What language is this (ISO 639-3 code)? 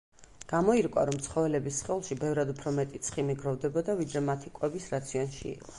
kat